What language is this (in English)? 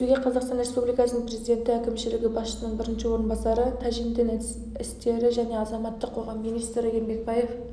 Kazakh